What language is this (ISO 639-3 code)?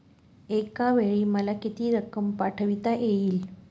mar